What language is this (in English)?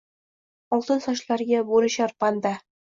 Uzbek